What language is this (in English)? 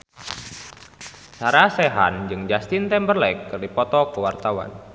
Sundanese